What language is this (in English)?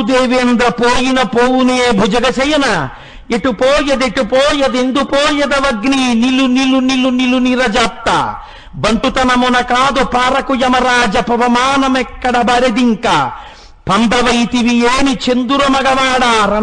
Telugu